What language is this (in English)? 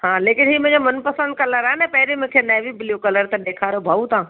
Sindhi